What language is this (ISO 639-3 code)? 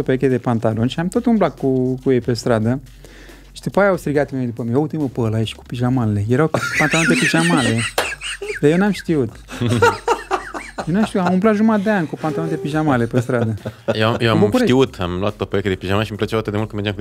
ron